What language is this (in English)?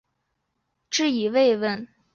Chinese